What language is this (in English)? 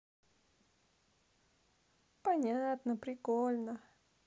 Russian